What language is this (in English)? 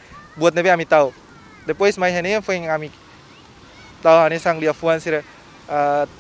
Dutch